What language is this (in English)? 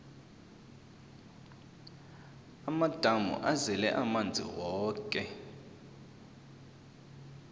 South Ndebele